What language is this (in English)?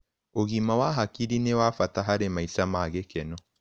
Kikuyu